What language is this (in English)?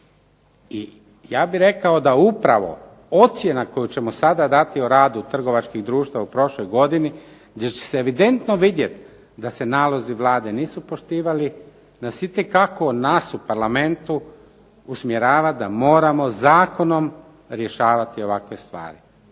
Croatian